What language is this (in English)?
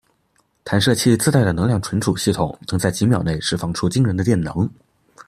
Chinese